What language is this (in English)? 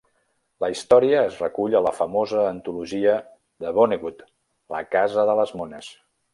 Catalan